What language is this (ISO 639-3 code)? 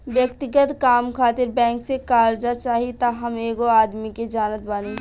bho